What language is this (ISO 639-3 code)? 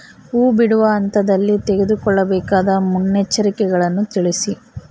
kan